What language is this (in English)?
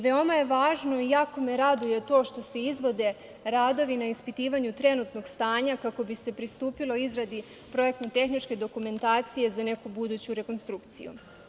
Serbian